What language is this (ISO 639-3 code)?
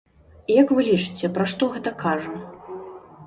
bel